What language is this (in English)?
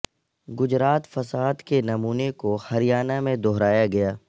Urdu